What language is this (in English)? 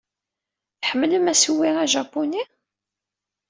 Kabyle